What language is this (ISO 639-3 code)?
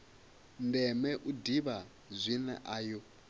ven